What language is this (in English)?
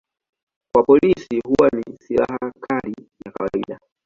Swahili